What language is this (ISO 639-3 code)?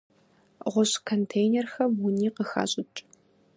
kbd